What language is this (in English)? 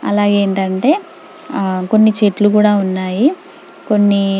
Telugu